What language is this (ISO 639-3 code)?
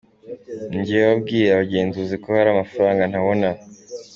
kin